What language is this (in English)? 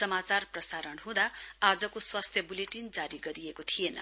Nepali